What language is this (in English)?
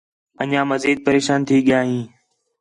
Khetrani